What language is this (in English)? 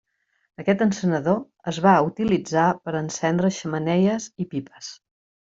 Catalan